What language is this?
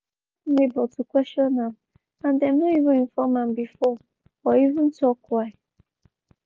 Nigerian Pidgin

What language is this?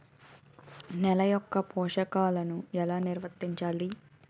Telugu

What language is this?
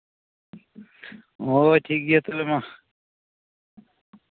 Santali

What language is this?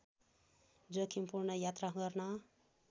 Nepali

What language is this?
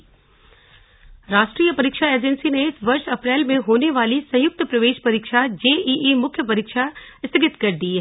Hindi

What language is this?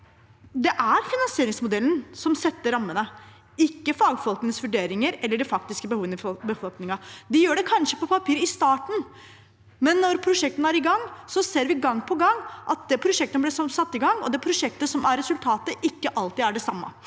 Norwegian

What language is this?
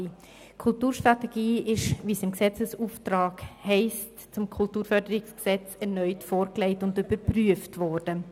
Swiss German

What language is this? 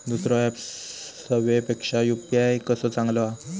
Marathi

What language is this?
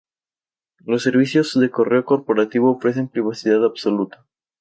Spanish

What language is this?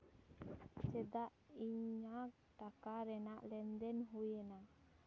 Santali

